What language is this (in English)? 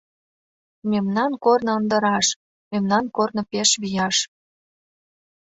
Mari